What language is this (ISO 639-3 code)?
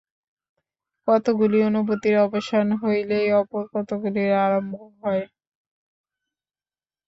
ben